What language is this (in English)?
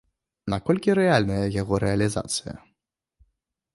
Belarusian